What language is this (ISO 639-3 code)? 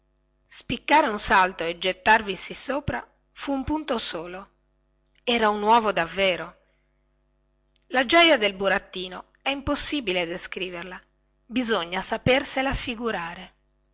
ita